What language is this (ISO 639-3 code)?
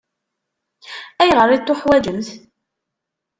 kab